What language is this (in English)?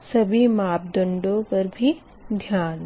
Hindi